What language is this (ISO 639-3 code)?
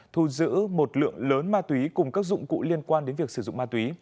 vie